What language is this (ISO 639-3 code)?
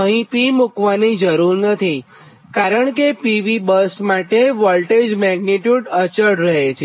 guj